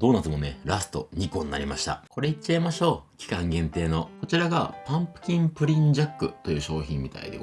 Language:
Japanese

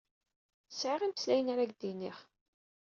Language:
Kabyle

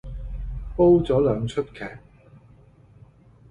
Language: Cantonese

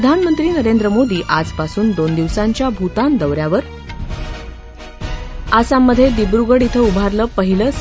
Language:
Marathi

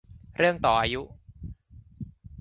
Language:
Thai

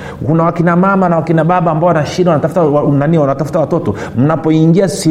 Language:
Swahili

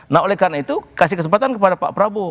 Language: Indonesian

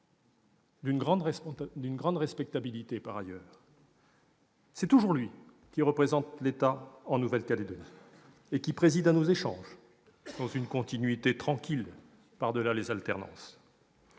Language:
French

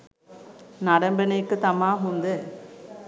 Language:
Sinhala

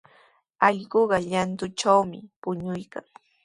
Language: Sihuas Ancash Quechua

